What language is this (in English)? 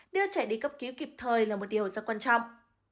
Vietnamese